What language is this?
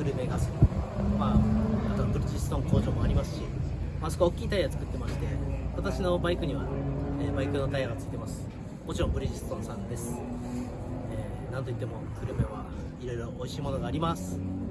Japanese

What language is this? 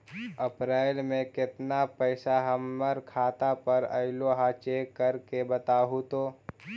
Magahi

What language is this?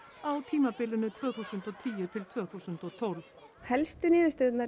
Icelandic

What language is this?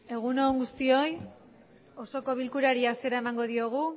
Basque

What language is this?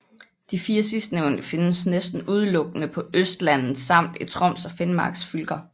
Danish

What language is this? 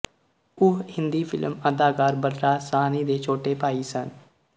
Punjabi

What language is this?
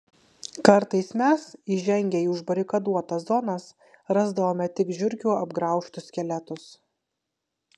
Lithuanian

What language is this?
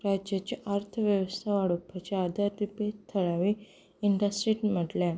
Konkani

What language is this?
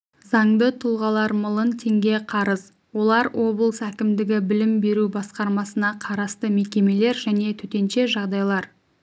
Kazakh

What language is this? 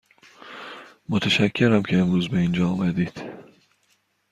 Persian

